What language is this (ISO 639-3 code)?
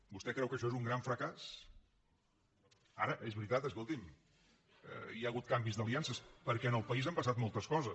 cat